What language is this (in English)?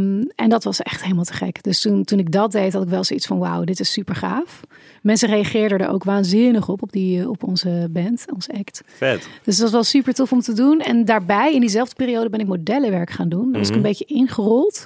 Dutch